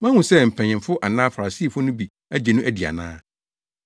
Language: Akan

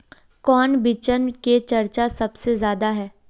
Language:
Magahi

